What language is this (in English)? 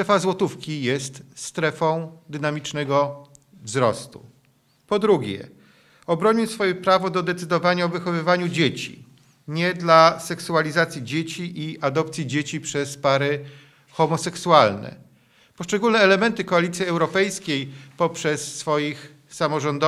Polish